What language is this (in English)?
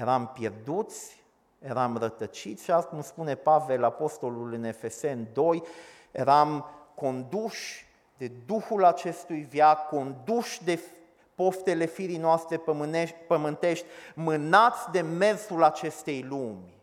Romanian